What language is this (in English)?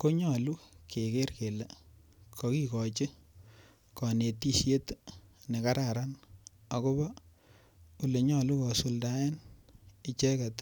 Kalenjin